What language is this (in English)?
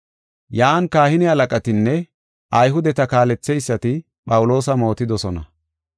Gofa